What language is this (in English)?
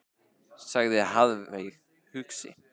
Icelandic